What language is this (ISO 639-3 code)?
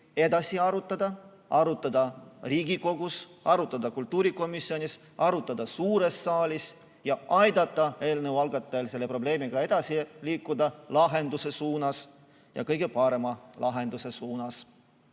est